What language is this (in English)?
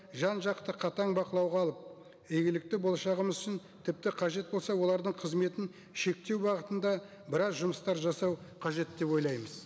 Kazakh